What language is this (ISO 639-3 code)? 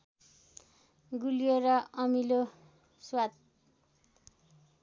nep